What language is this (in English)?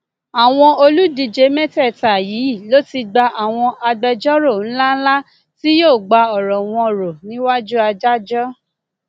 Yoruba